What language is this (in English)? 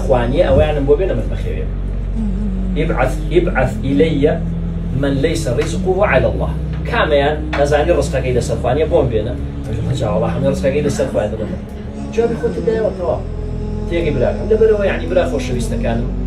Arabic